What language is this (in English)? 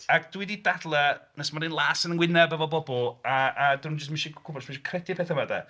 Welsh